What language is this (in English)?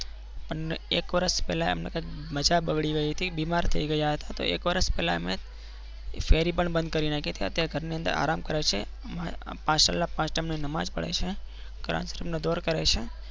Gujarati